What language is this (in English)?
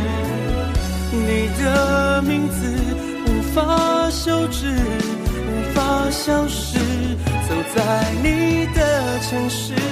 Chinese